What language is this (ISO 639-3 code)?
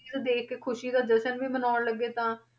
pan